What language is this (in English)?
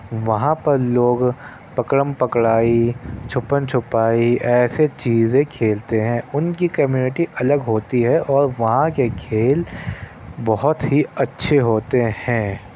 Urdu